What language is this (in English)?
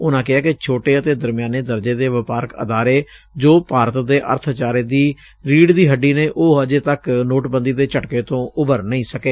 Punjabi